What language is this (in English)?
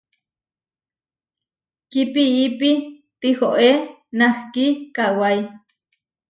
Huarijio